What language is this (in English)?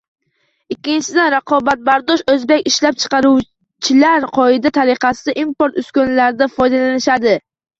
Uzbek